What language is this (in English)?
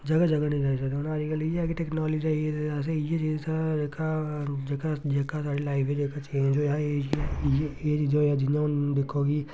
Dogri